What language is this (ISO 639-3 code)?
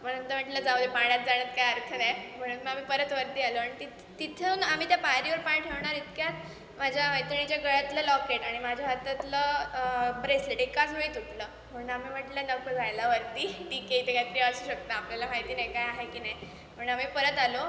mar